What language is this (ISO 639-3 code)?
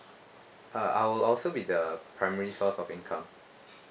eng